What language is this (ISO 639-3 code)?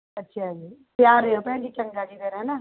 pan